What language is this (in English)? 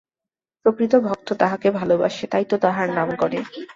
Bangla